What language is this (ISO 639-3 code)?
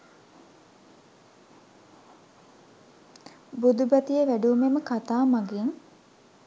sin